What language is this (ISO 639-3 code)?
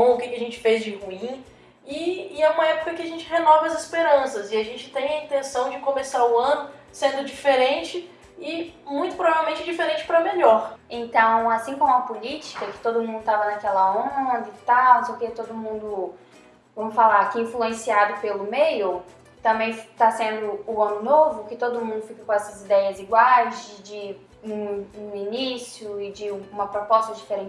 por